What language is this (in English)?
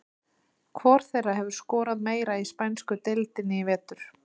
Icelandic